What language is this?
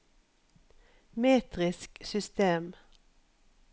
Norwegian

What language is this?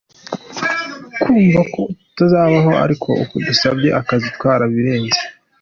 Kinyarwanda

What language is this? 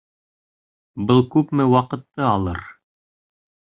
Bashkir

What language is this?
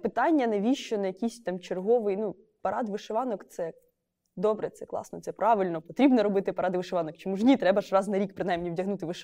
Ukrainian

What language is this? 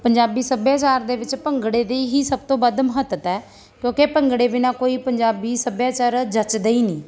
Punjabi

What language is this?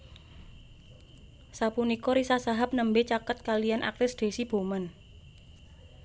Javanese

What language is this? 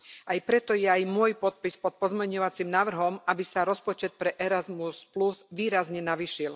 Slovak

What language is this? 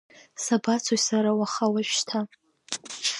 Abkhazian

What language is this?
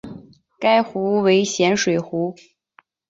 Chinese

